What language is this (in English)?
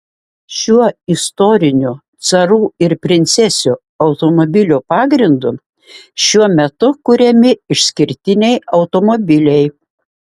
Lithuanian